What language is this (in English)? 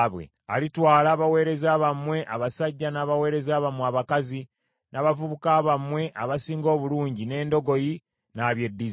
Ganda